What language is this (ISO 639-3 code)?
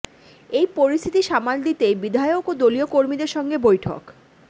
ben